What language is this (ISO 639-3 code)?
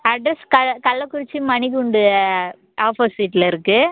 tam